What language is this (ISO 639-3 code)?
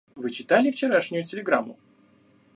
rus